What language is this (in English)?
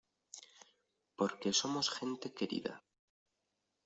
Spanish